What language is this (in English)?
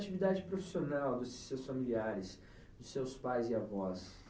Portuguese